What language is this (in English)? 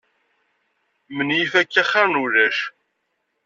Kabyle